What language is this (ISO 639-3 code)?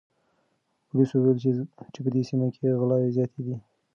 pus